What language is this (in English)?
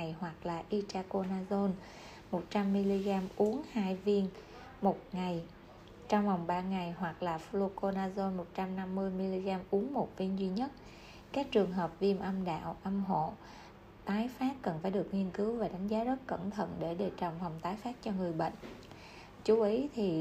Vietnamese